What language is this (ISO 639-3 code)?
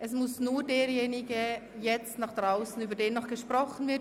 gsw